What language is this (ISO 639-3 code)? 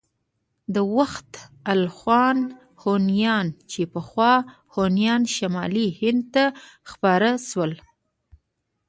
pus